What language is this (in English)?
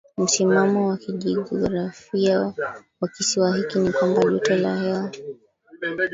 Swahili